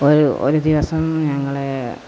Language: Malayalam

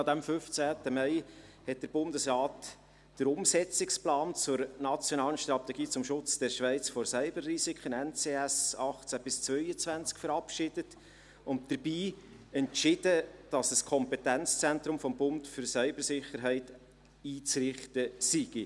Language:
Swiss German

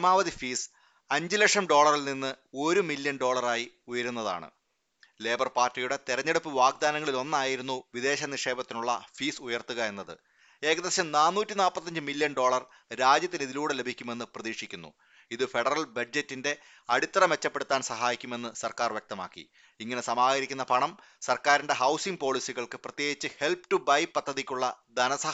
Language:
Malayalam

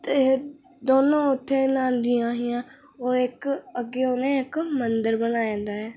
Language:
Dogri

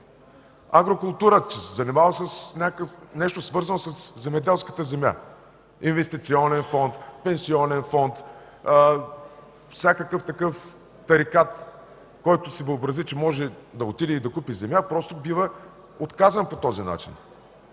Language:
Bulgarian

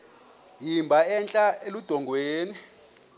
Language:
Xhosa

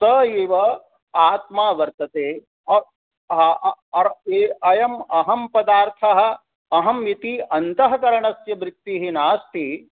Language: Sanskrit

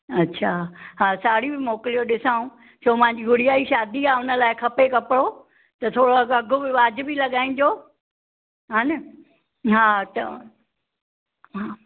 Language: Sindhi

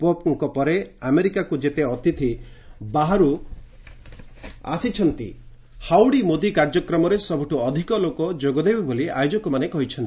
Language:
Odia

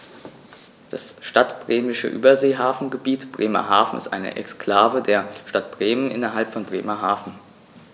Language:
German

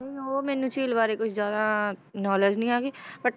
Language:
Punjabi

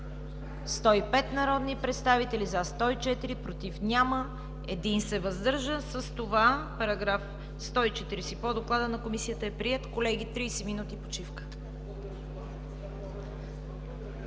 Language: Bulgarian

